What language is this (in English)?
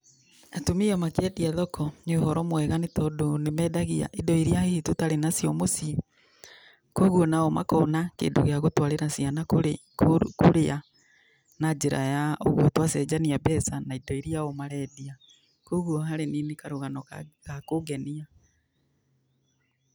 Kikuyu